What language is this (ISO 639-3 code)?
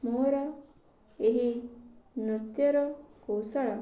ori